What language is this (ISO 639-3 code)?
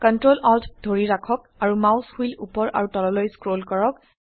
asm